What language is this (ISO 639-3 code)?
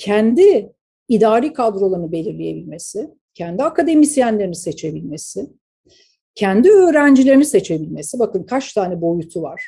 tur